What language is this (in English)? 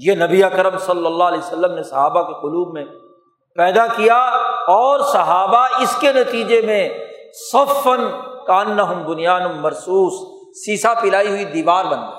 Urdu